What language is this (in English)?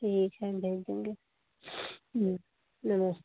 Hindi